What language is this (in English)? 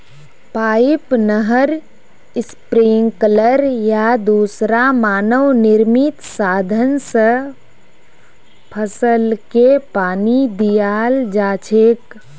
Magahi